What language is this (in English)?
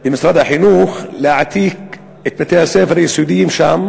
Hebrew